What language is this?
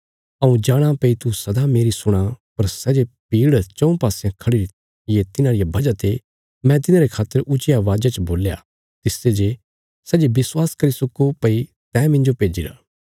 Bilaspuri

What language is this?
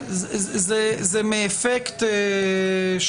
Hebrew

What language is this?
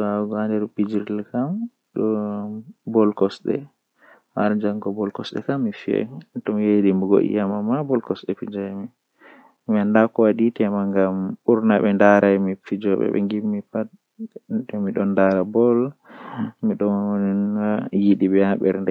Western Niger Fulfulde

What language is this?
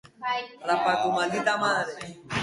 Basque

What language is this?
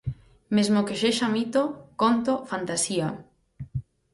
Galician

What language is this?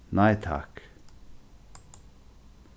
Faroese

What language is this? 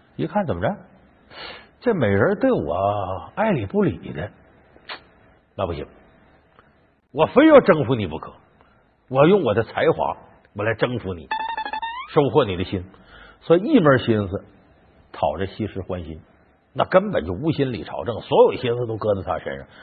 Chinese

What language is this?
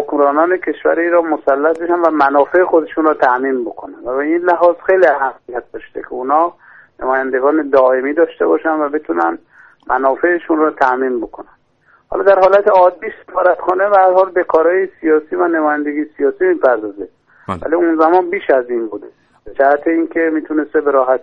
Persian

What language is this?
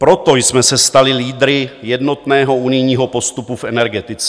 Czech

